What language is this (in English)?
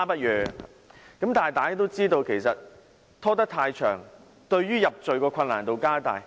Cantonese